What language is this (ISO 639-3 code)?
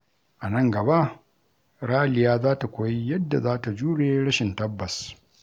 hau